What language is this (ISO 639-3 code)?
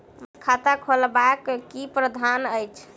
mai